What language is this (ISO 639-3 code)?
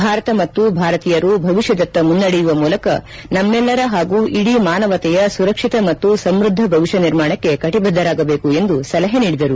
kan